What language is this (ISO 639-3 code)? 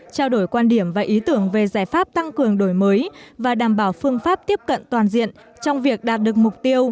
vie